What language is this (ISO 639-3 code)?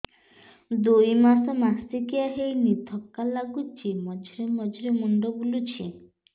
ori